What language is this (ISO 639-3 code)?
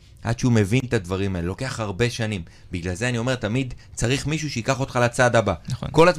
heb